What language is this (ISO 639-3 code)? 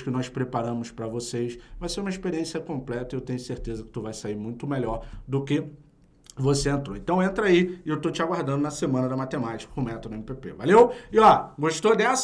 por